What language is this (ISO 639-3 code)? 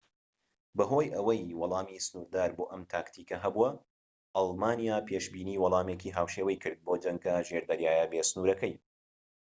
ckb